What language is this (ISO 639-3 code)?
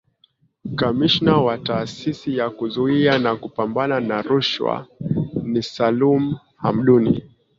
swa